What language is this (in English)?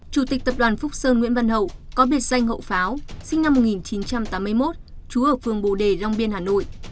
Vietnamese